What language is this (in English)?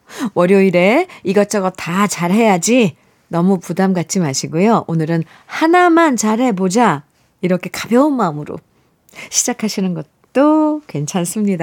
Korean